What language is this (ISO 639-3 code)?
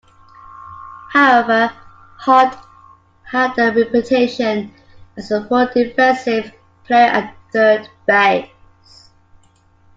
eng